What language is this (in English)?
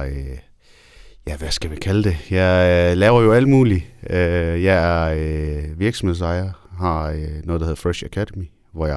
Danish